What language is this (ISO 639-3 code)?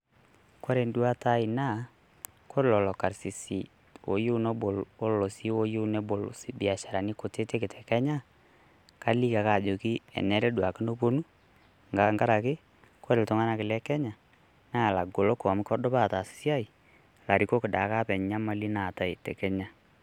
mas